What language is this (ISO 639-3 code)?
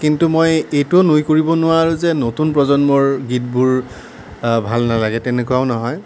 asm